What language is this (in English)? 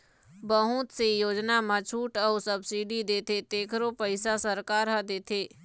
Chhattisgarhi